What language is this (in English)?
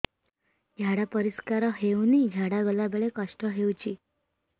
Odia